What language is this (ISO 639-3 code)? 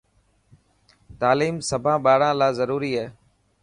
mki